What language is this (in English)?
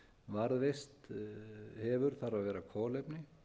Icelandic